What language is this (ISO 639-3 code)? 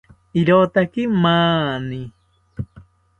cpy